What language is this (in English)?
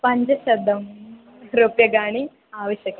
Sanskrit